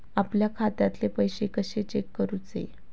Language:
Marathi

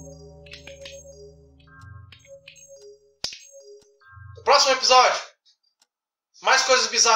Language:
Portuguese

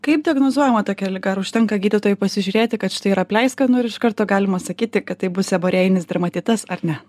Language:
Lithuanian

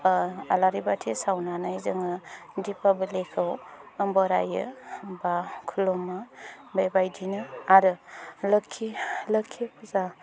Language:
Bodo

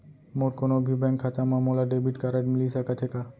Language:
Chhattisgarhi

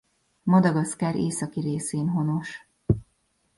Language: Hungarian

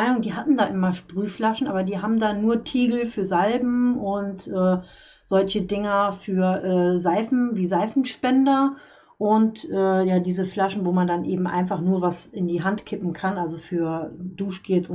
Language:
German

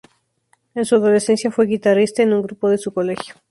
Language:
Spanish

